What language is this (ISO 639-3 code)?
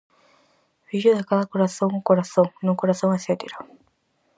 glg